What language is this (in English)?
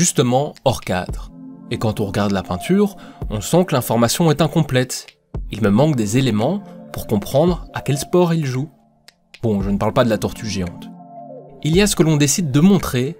French